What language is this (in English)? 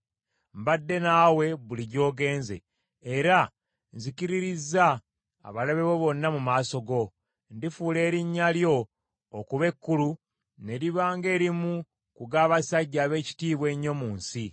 Ganda